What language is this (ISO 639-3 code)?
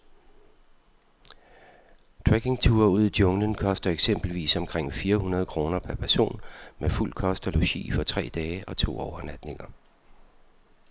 dan